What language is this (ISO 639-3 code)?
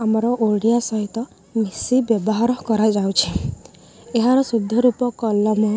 ori